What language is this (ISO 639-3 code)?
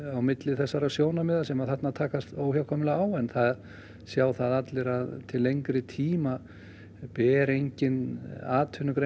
isl